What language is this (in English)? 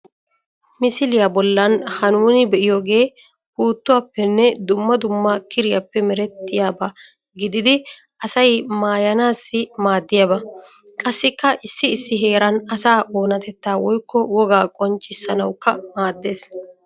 Wolaytta